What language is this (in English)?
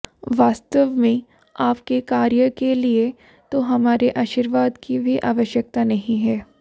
Hindi